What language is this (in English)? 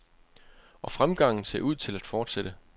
Danish